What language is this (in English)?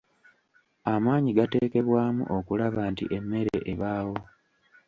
Ganda